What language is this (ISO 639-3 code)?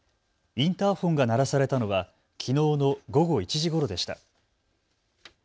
jpn